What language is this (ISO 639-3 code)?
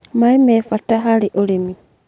kik